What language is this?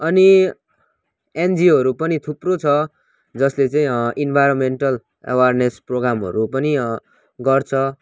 Nepali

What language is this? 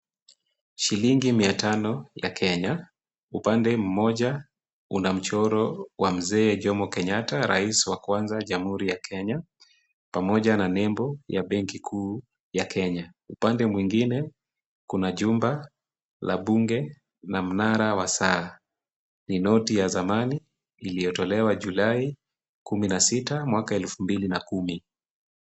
Swahili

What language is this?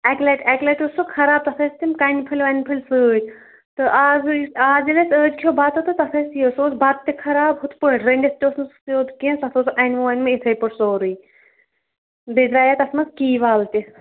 Kashmiri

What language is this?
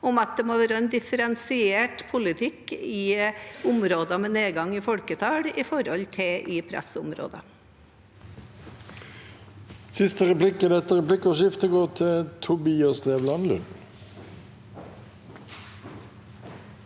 Norwegian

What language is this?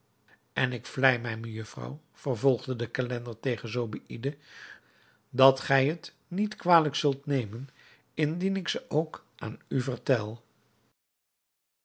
Dutch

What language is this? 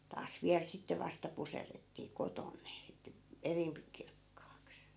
Finnish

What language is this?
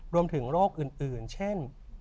Thai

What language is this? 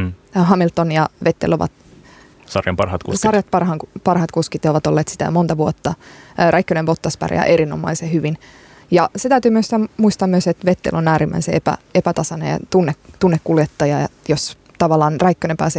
Finnish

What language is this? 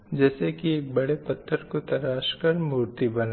Hindi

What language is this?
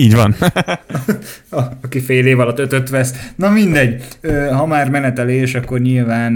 Hungarian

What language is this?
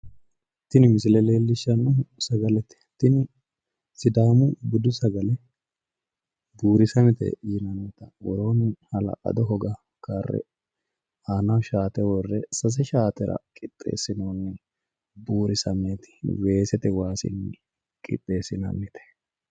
Sidamo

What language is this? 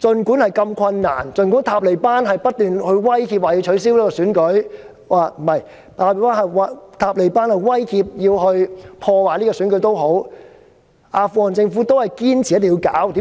Cantonese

